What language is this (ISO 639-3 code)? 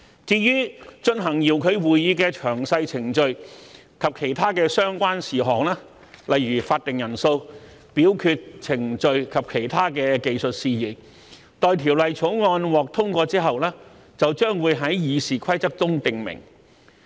yue